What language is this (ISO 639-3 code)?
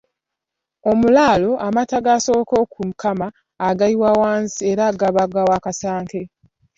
lug